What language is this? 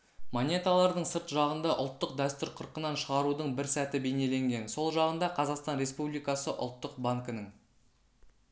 Kazakh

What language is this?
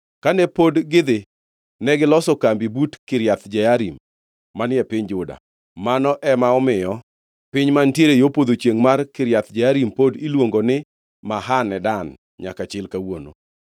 Luo (Kenya and Tanzania)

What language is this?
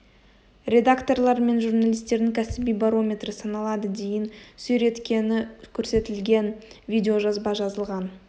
Kazakh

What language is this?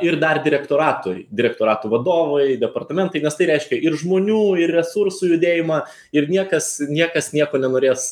Lithuanian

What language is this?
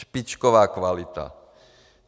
Czech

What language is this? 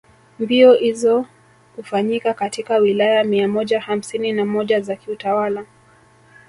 Swahili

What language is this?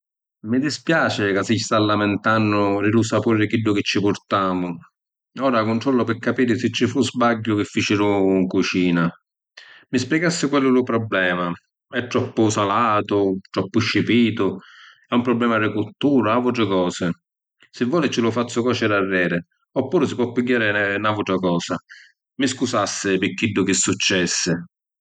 Sicilian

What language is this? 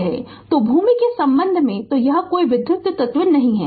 Hindi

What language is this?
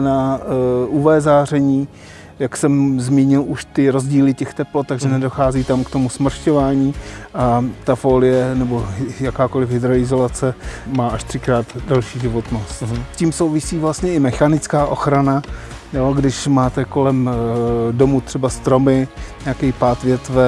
Czech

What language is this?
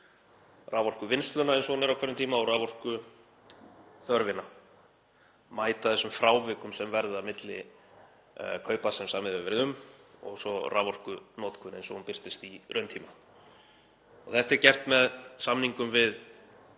Icelandic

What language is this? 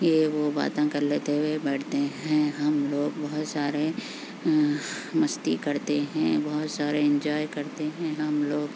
Urdu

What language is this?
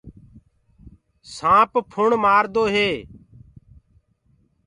Gurgula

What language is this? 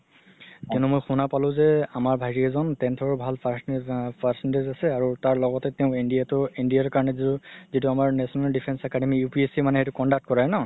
Assamese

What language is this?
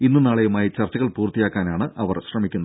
Malayalam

